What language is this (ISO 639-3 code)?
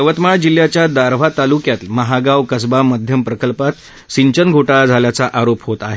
mar